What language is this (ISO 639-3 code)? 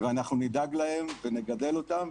heb